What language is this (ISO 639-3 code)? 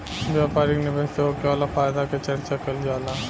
bho